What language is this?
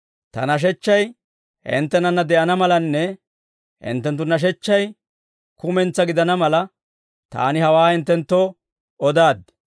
Dawro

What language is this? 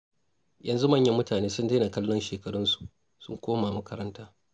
Hausa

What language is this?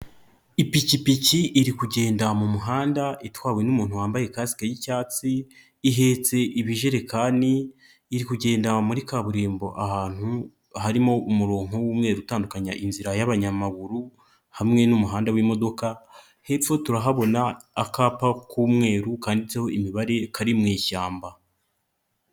Kinyarwanda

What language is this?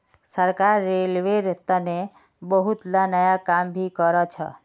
Magahi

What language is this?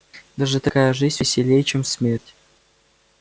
Russian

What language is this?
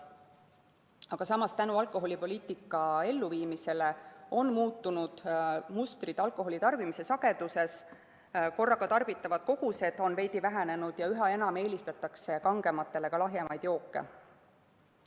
Estonian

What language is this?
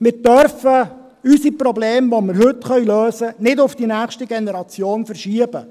Swiss German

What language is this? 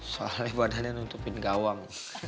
Indonesian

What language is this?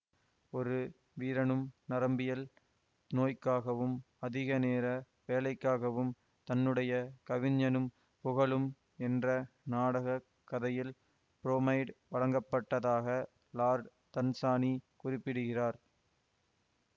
Tamil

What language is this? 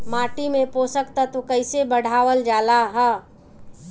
Bhojpuri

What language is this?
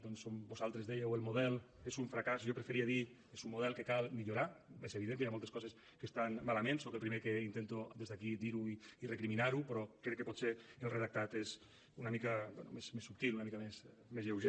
Catalan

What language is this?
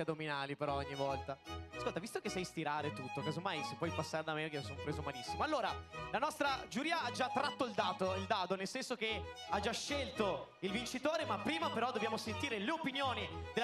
Italian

